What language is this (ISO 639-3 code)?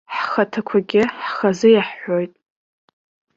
abk